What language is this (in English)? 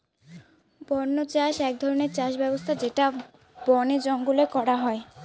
Bangla